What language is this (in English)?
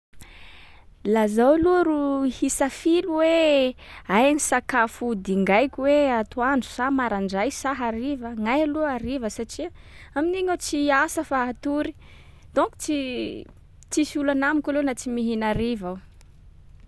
Sakalava Malagasy